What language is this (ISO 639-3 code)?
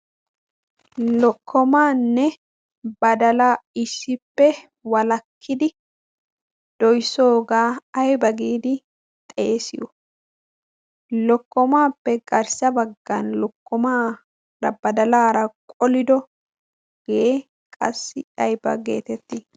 wal